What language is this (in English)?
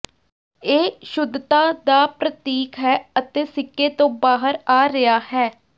Punjabi